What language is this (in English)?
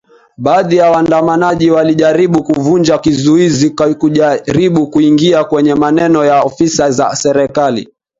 Swahili